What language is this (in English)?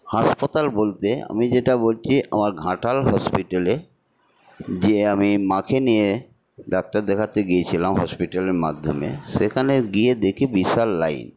Bangla